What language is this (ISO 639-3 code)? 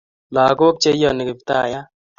kln